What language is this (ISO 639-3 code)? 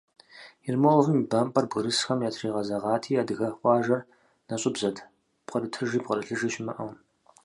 kbd